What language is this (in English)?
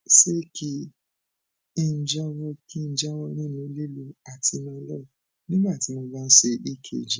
Yoruba